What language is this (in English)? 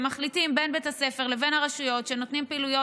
Hebrew